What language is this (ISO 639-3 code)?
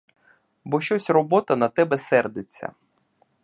ukr